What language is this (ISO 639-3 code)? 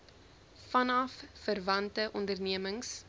afr